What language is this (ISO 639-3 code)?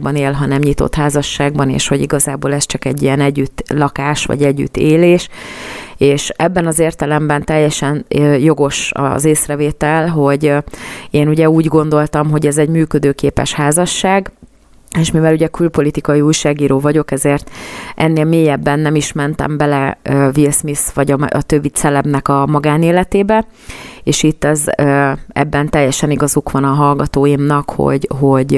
hun